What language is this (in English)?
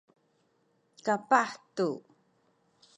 Sakizaya